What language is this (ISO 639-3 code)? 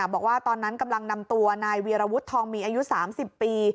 tha